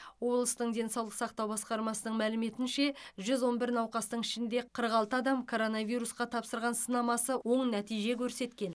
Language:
Kazakh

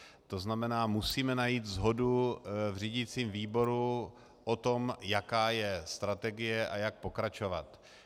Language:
Czech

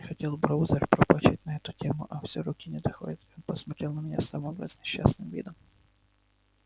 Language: Russian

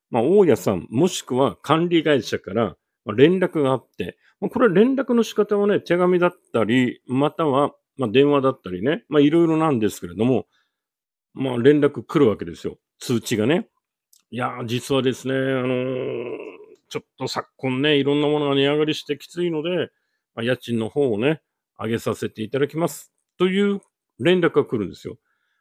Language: Japanese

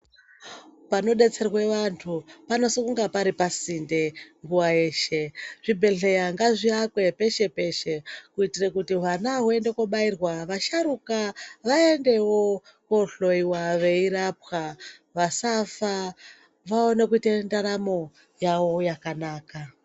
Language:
Ndau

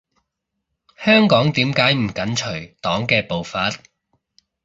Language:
Cantonese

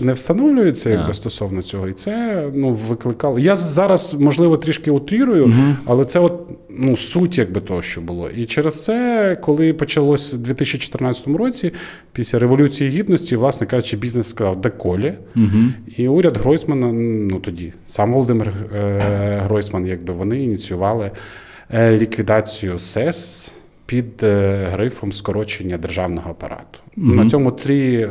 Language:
Ukrainian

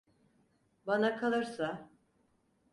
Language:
Turkish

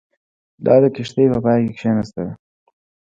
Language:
Pashto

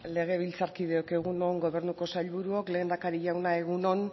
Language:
Basque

